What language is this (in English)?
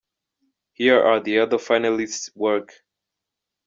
Kinyarwanda